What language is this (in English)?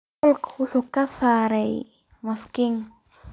Somali